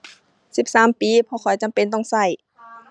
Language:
Thai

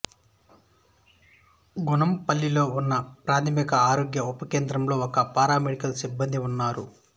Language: Telugu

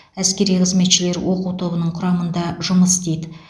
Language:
Kazakh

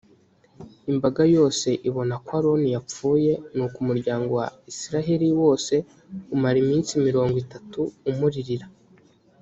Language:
Kinyarwanda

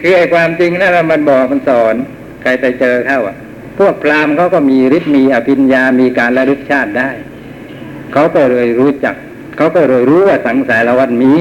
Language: Thai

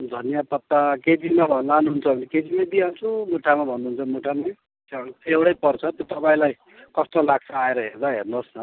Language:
Nepali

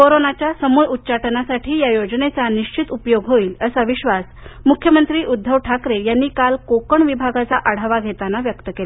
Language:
Marathi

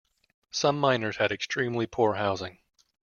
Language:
English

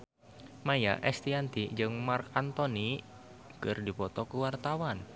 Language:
Sundanese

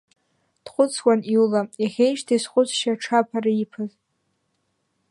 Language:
Abkhazian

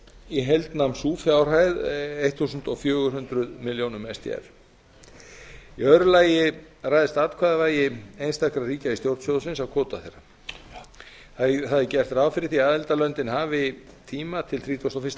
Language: Icelandic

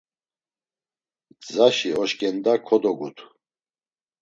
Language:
Laz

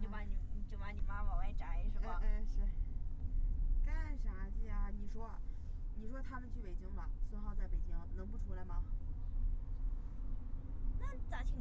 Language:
Chinese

